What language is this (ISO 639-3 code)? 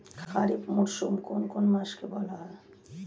ben